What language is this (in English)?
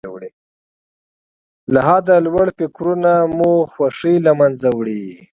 Pashto